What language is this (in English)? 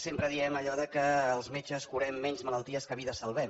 Catalan